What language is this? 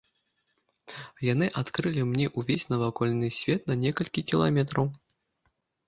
Belarusian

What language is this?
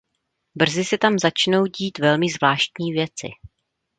Czech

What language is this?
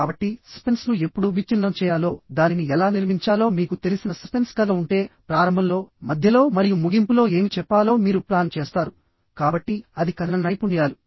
Telugu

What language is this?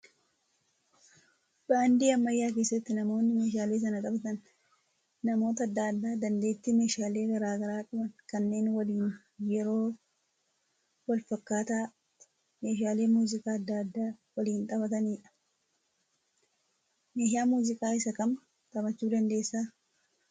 Oromo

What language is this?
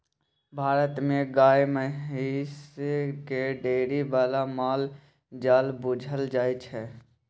Maithili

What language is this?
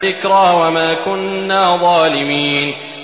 Arabic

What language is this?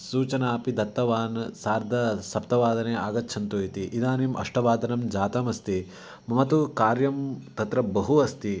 Sanskrit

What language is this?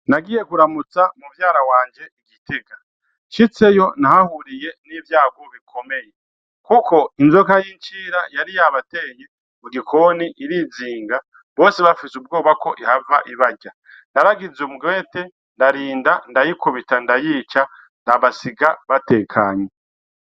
Rundi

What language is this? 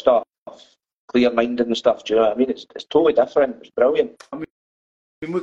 English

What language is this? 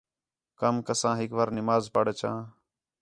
Khetrani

